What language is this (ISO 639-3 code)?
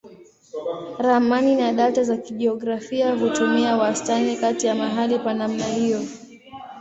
swa